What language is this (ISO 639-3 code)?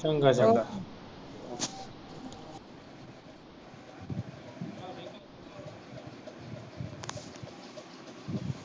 pan